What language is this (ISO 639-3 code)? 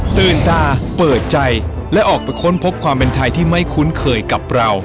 tha